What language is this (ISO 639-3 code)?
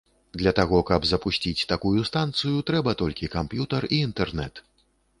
bel